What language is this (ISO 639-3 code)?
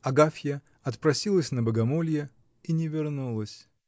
rus